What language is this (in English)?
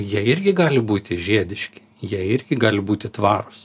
Lithuanian